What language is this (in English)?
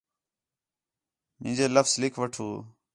Khetrani